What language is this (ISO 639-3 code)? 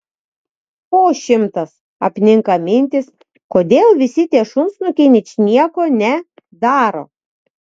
lit